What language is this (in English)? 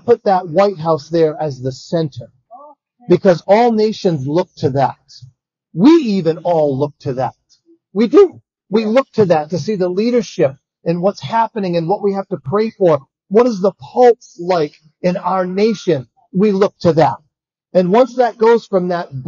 English